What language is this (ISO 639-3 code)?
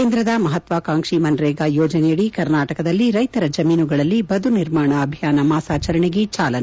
kan